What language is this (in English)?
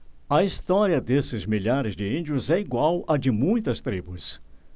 Portuguese